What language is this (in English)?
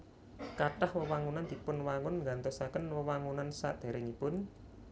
Javanese